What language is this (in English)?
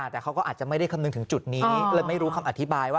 Thai